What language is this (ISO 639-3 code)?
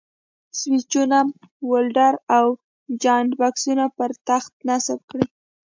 pus